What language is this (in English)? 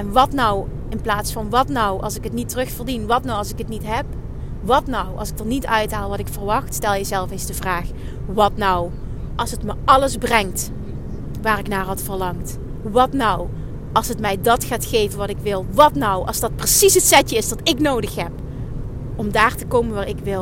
Dutch